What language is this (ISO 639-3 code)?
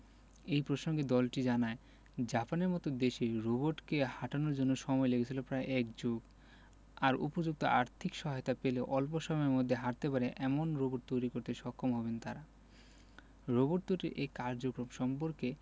ben